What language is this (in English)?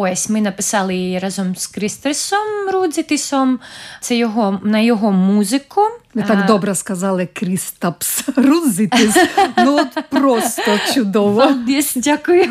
Ukrainian